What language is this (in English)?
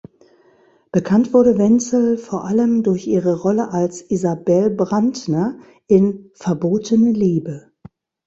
German